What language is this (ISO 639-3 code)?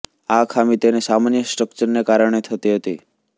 guj